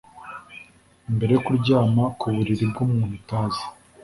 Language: Kinyarwanda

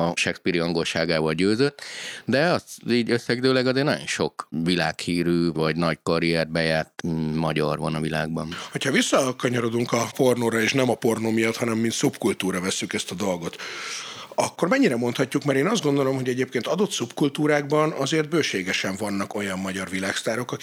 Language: Hungarian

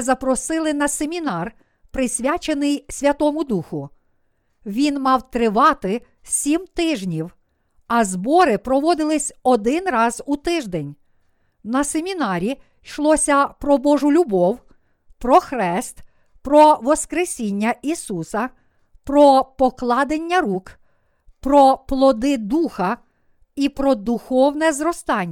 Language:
Ukrainian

